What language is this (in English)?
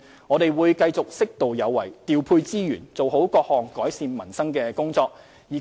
Cantonese